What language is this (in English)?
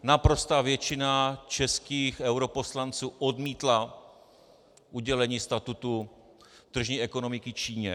Czech